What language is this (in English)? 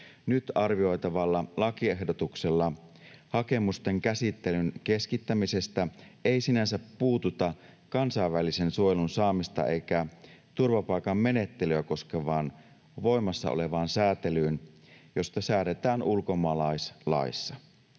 Finnish